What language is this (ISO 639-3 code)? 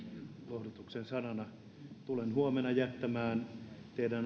fin